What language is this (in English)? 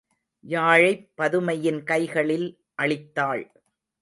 Tamil